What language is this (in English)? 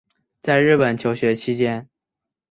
Chinese